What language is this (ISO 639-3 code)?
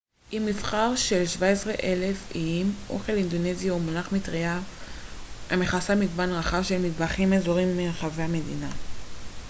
heb